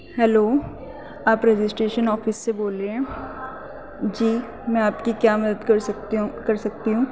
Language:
Urdu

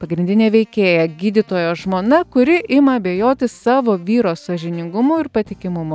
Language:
Lithuanian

